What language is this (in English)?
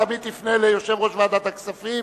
Hebrew